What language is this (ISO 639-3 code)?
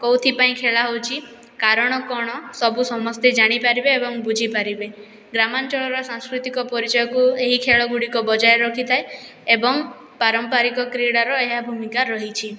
ori